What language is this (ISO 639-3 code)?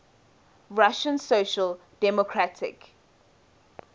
eng